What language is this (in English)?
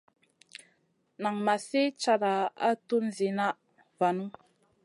Masana